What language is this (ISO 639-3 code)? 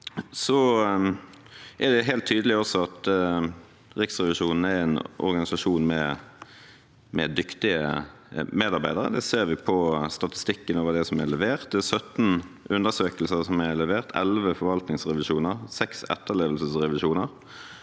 nor